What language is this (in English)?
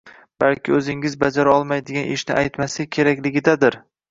Uzbek